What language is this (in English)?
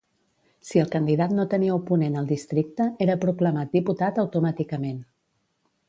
Catalan